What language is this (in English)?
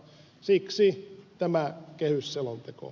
Finnish